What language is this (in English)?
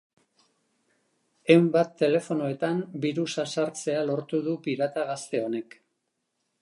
Basque